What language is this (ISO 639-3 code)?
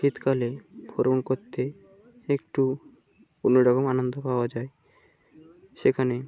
ben